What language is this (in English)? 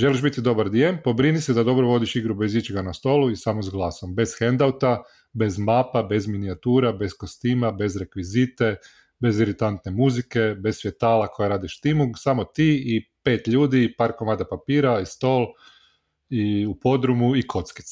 Croatian